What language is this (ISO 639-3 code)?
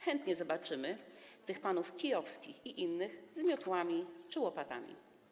pol